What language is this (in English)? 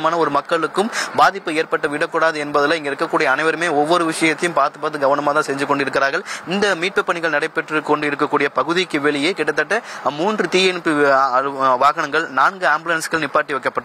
Tamil